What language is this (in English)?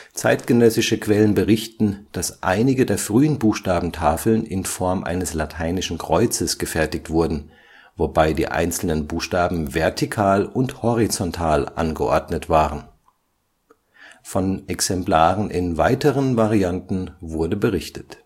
German